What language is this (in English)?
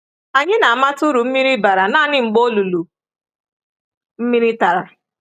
Igbo